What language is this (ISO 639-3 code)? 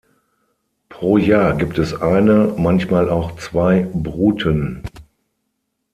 deu